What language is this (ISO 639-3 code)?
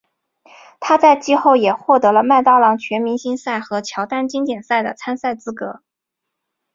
zho